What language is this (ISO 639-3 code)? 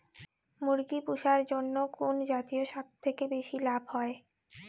ben